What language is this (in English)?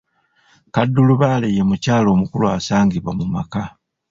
Ganda